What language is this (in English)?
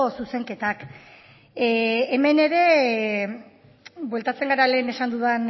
Basque